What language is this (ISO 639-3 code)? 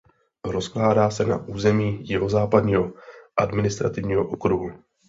ces